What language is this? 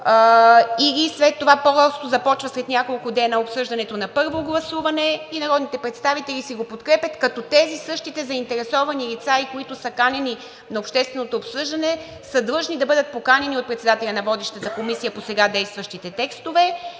Bulgarian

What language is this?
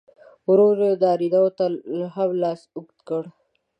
Pashto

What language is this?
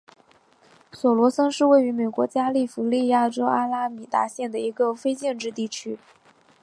Chinese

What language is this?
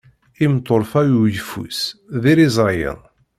Kabyle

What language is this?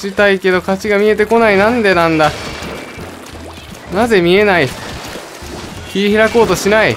Japanese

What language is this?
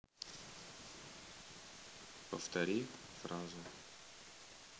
Russian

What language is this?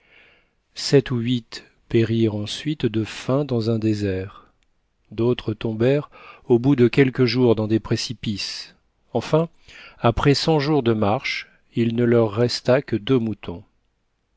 French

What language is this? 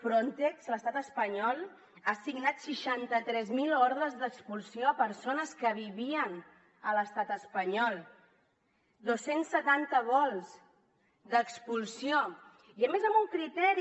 Catalan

